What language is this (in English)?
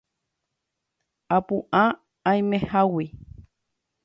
Guarani